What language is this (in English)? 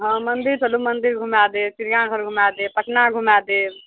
Maithili